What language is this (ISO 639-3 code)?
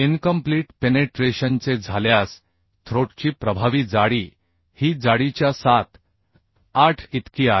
mar